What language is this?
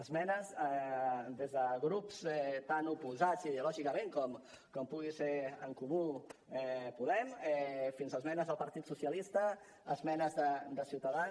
Catalan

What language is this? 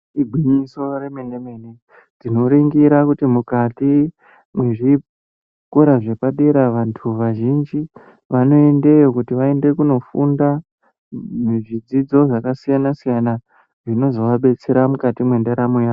Ndau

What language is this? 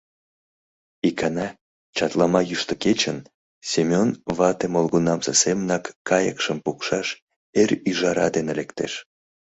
Mari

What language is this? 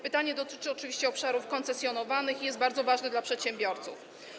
Polish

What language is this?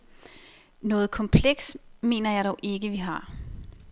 Danish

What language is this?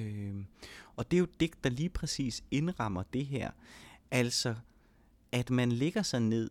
Danish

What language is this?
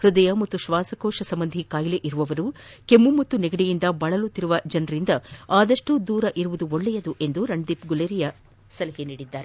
Kannada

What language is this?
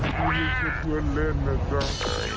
Thai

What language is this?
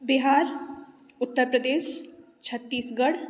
Maithili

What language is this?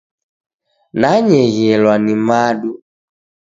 Taita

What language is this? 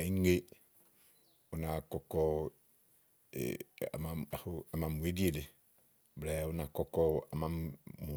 Igo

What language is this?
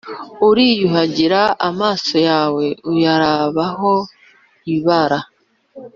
Kinyarwanda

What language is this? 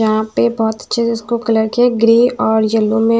Hindi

